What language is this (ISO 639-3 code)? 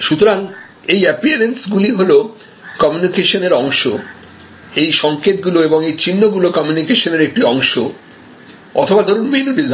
ben